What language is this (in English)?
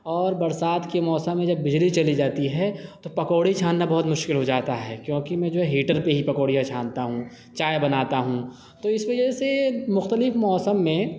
Urdu